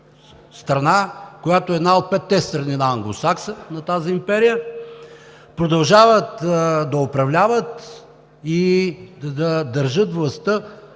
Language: Bulgarian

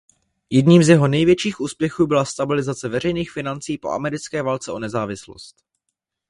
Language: Czech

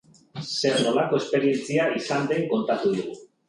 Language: Basque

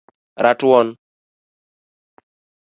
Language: Luo (Kenya and Tanzania)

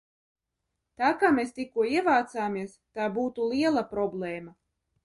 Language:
Latvian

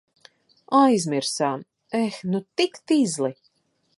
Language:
Latvian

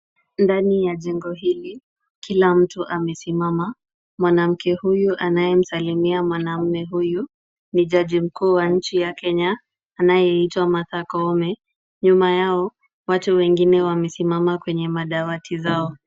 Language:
Swahili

